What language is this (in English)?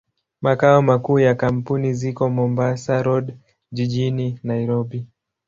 Swahili